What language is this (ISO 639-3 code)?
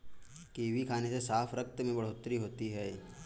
hin